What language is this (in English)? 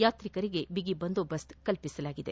Kannada